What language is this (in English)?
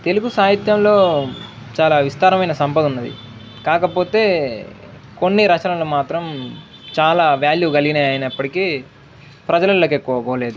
Telugu